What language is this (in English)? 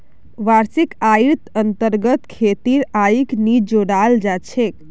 Magahi